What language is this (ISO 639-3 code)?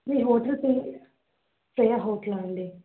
tel